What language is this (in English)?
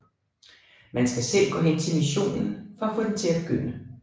Danish